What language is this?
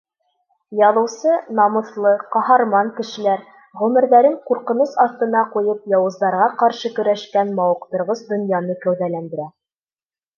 Bashkir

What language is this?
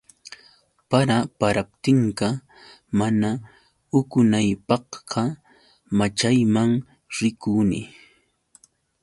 Yauyos Quechua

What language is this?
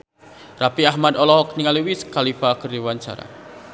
Sundanese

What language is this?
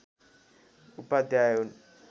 Nepali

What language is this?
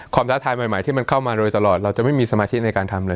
Thai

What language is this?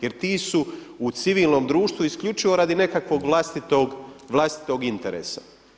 Croatian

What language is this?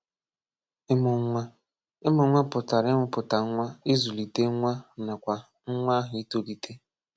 Igbo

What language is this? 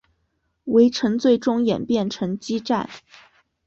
Chinese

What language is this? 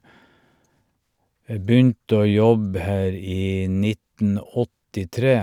Norwegian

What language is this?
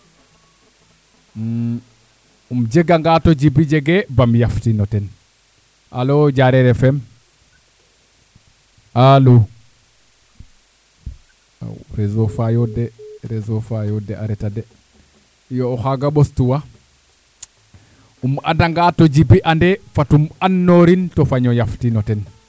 Serer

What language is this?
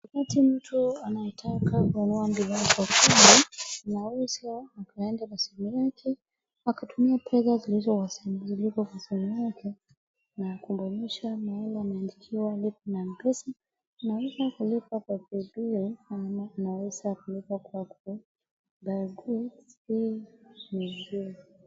Swahili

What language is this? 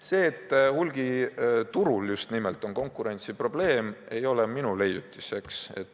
Estonian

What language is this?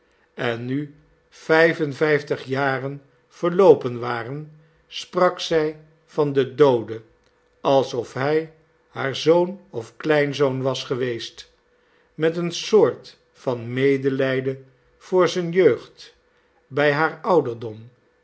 Dutch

